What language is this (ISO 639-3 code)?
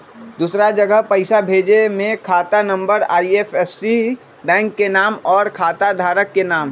mag